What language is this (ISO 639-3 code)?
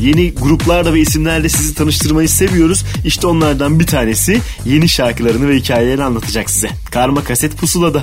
tur